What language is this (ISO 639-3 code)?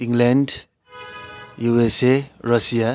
nep